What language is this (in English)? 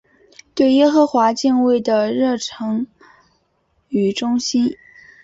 Chinese